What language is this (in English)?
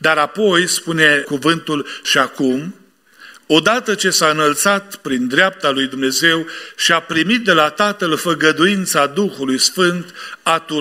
Romanian